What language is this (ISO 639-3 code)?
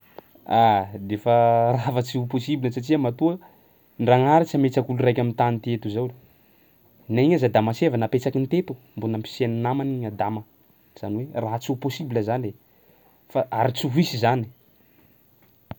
skg